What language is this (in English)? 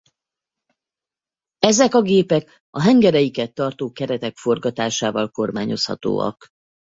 Hungarian